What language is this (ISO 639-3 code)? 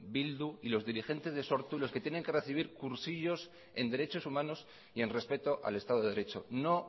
spa